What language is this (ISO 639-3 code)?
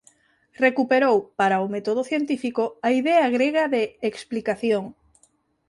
glg